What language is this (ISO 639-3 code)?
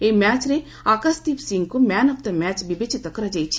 ori